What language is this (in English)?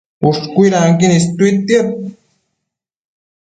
Matsés